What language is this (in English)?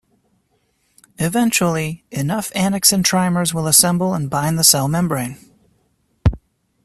English